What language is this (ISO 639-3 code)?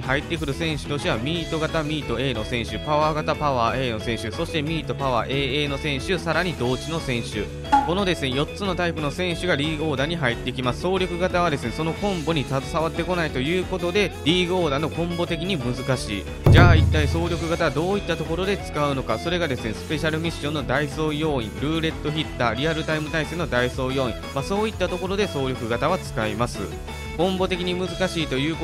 jpn